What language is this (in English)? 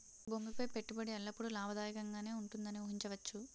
Telugu